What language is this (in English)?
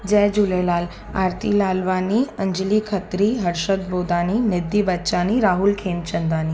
Sindhi